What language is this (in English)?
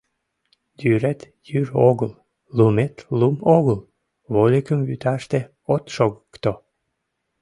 Mari